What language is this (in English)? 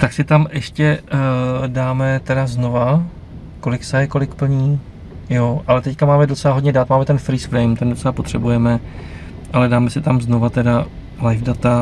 Czech